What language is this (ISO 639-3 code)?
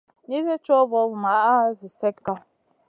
mcn